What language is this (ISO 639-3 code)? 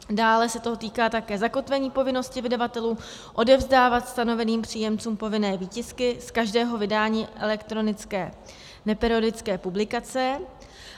ces